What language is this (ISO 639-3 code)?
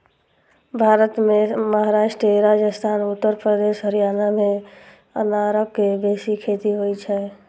mai